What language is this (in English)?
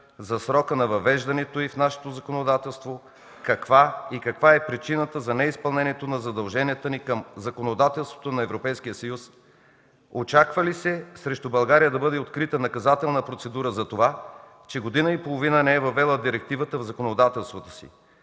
Bulgarian